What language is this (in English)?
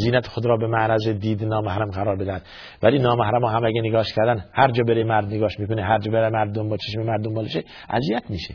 Persian